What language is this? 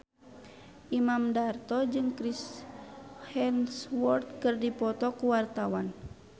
Sundanese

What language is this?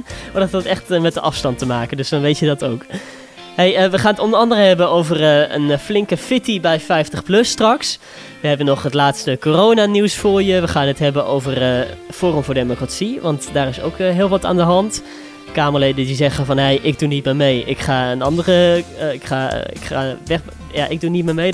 Dutch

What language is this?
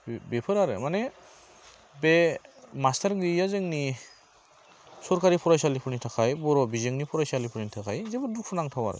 Bodo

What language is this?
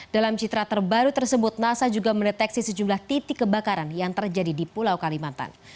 Indonesian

